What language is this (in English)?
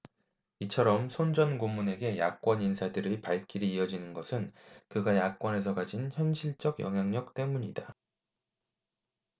Korean